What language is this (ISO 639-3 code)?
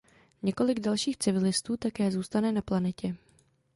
ces